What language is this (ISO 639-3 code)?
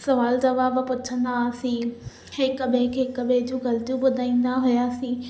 snd